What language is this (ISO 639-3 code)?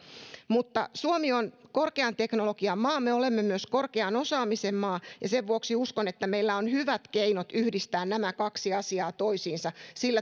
fin